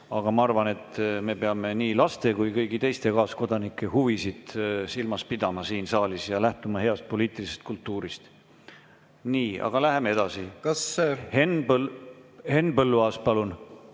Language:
Estonian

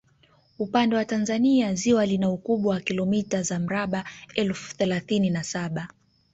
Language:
Swahili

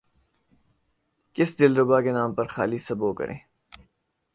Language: Urdu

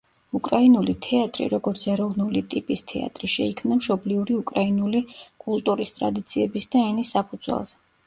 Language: Georgian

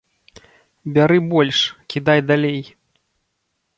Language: Belarusian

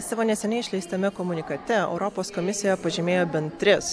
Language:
Lithuanian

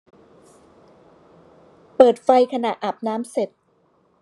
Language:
Thai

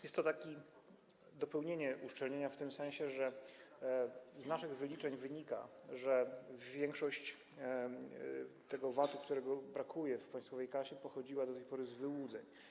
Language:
Polish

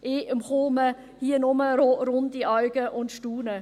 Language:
Swiss German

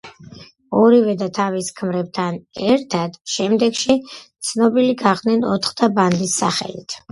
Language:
Georgian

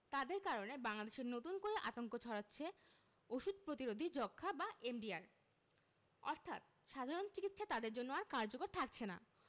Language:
Bangla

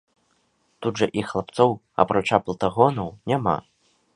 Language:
Belarusian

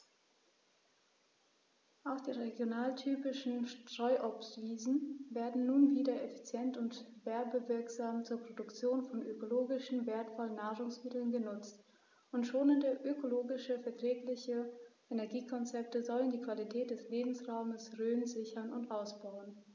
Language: German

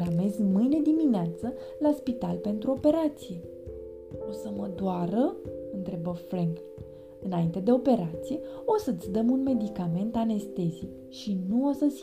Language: Romanian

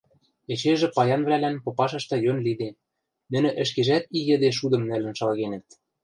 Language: Western Mari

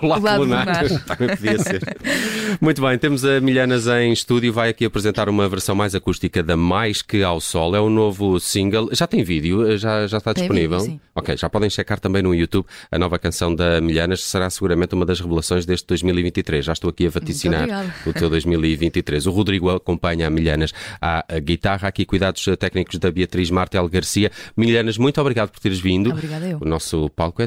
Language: Portuguese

